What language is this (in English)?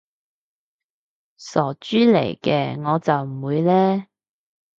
Cantonese